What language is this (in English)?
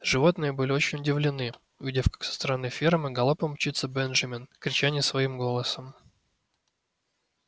Russian